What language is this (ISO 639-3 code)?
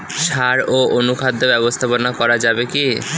ben